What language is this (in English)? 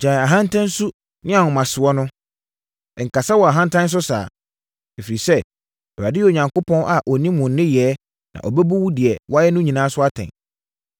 Akan